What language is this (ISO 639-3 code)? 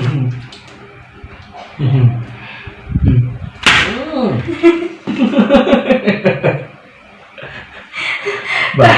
ind